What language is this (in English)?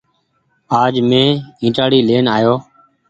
Goaria